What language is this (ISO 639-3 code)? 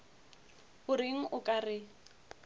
nso